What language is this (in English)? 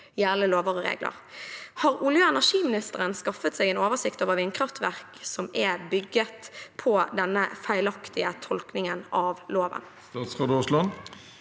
Norwegian